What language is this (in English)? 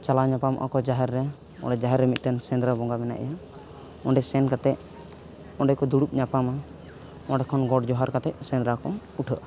Santali